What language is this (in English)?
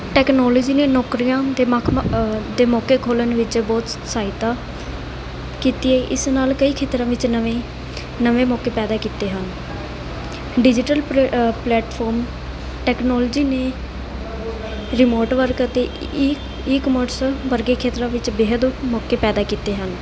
Punjabi